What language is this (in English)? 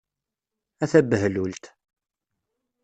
Kabyle